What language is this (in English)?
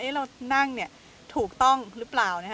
Thai